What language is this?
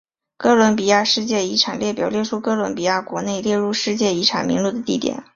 Chinese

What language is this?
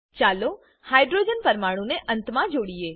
Gujarati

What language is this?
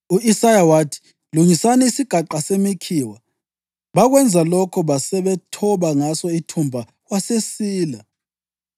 North Ndebele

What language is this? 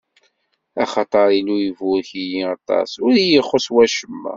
Kabyle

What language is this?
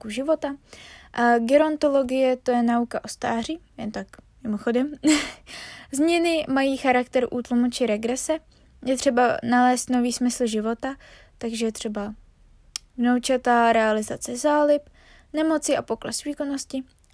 Czech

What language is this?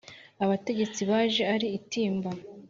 Kinyarwanda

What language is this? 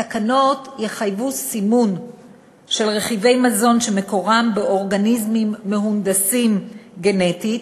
Hebrew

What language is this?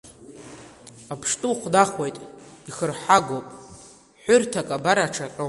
Abkhazian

